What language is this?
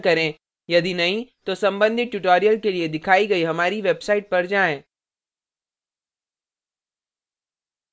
Hindi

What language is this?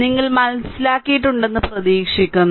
Malayalam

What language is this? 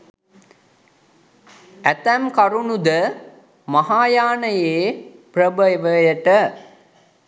Sinhala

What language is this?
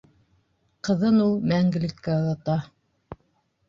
Bashkir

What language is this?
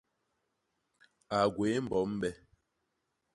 Basaa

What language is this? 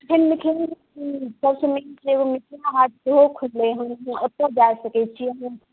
Maithili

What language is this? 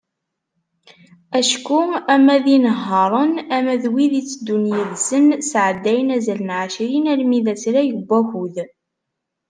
Kabyle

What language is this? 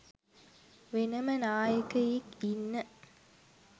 Sinhala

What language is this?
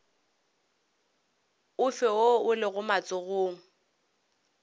Northern Sotho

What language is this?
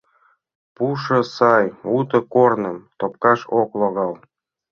Mari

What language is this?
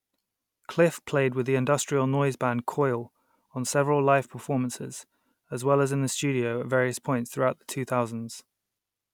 English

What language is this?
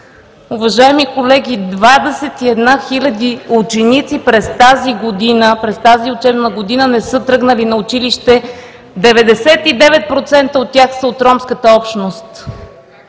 Bulgarian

